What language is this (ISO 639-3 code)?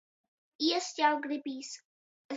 ltg